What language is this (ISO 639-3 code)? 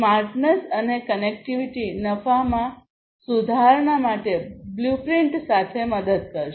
guj